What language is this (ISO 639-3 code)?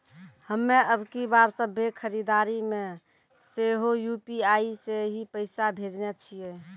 mai